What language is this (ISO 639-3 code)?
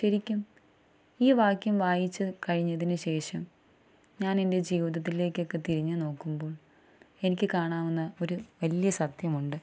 mal